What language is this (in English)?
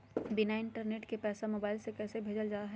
Magahi